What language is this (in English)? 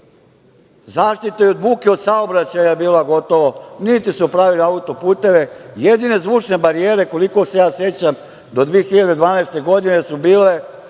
Serbian